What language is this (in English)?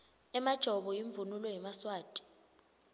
Swati